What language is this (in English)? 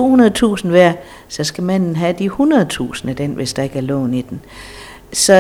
Danish